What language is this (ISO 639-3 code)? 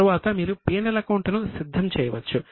tel